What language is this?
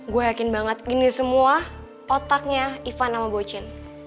Indonesian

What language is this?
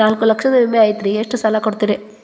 Kannada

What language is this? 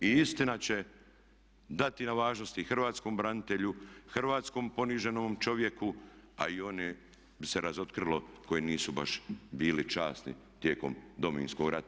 Croatian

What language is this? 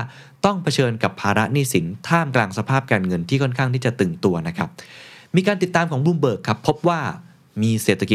Thai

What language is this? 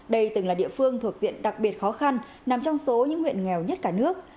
Vietnamese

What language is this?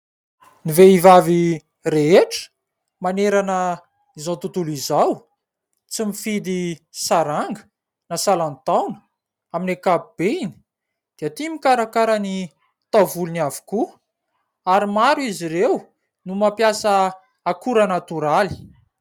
Malagasy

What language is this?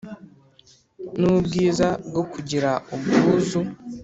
Kinyarwanda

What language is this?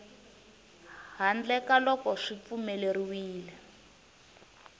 Tsonga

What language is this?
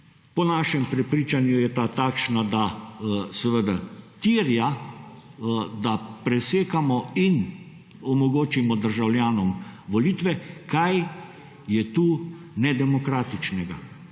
Slovenian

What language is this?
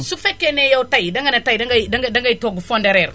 Wolof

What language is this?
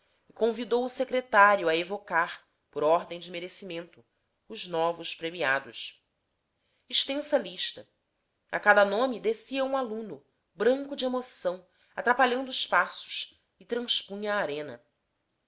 Portuguese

